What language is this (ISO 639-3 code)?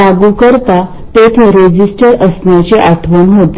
mar